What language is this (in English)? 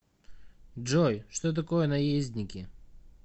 Russian